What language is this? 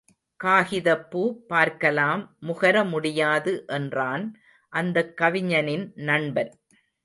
Tamil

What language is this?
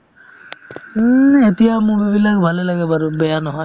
Assamese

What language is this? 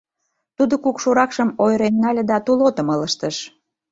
Mari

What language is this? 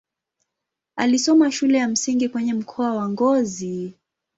Swahili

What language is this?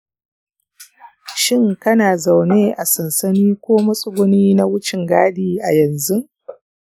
Hausa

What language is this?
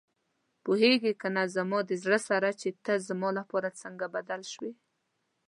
Pashto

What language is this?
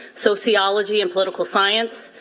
English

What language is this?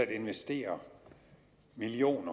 Danish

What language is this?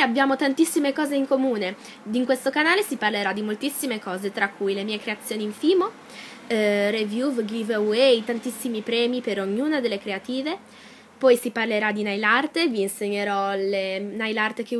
Italian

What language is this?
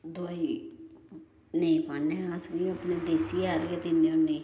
Dogri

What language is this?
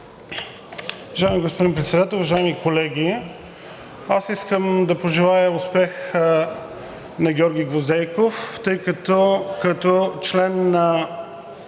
Bulgarian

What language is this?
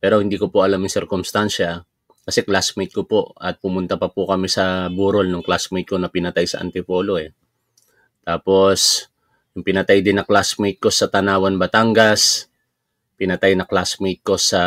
Filipino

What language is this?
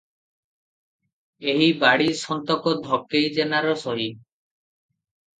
Odia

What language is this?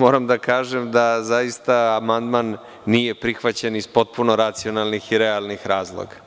Serbian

